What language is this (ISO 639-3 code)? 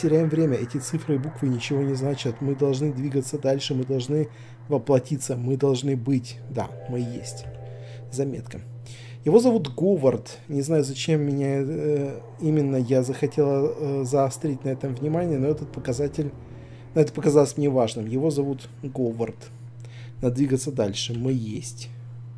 rus